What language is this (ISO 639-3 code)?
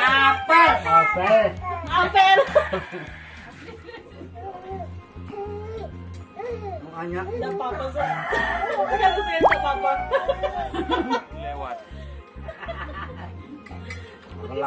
ind